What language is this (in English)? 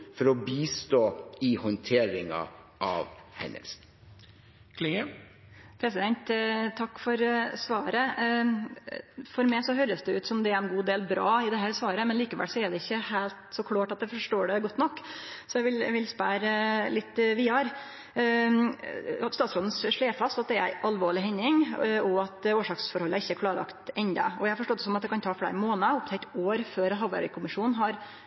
Norwegian